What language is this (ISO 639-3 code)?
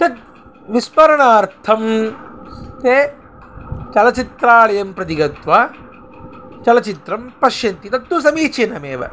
san